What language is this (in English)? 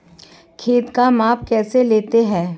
Hindi